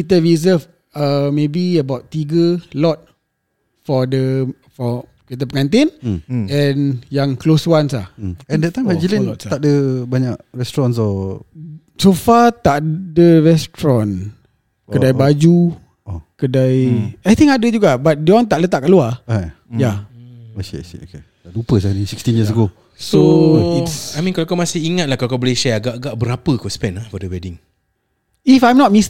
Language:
Malay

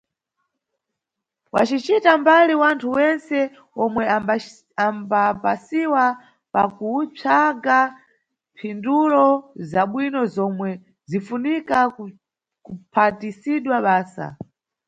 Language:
Nyungwe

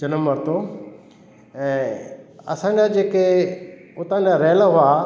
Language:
Sindhi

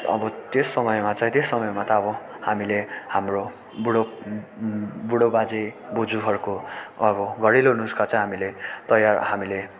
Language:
Nepali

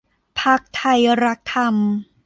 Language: Thai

